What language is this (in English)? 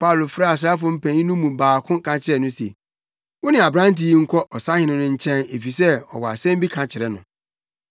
Akan